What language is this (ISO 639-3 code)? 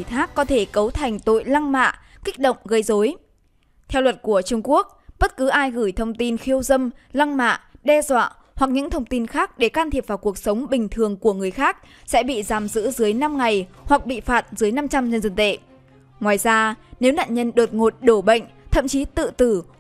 vie